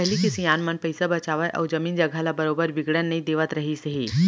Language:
Chhattisgarhi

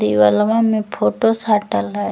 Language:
Magahi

